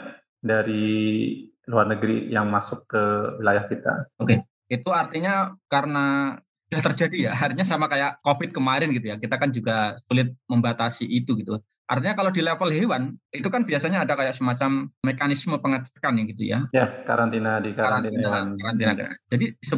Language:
Indonesian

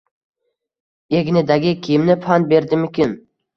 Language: Uzbek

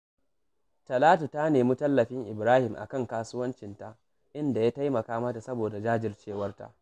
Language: Hausa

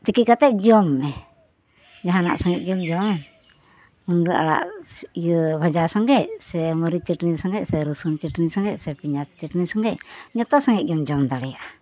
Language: Santali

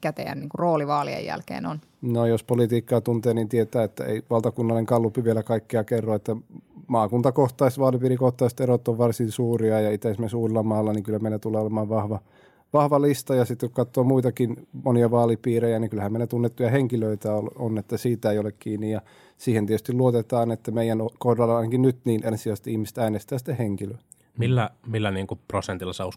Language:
Finnish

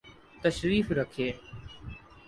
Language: Urdu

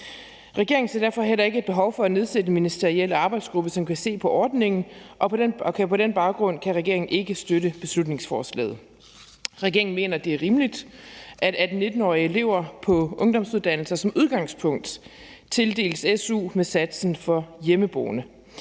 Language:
Danish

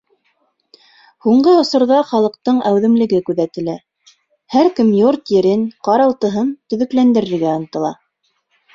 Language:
Bashkir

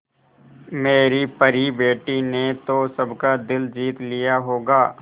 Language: Hindi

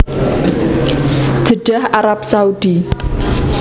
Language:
Javanese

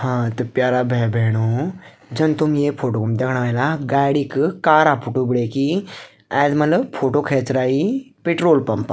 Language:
Garhwali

